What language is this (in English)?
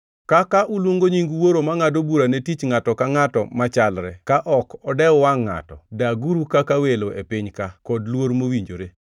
Luo (Kenya and Tanzania)